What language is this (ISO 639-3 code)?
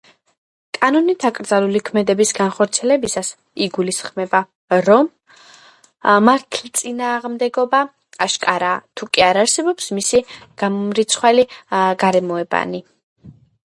kat